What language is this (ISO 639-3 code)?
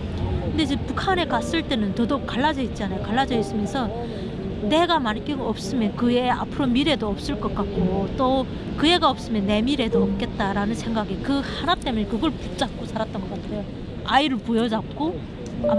kor